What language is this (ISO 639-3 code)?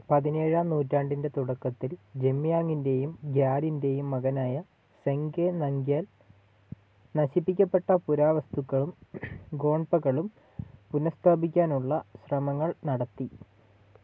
mal